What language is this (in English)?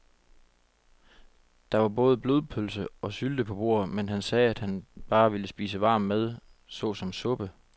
Danish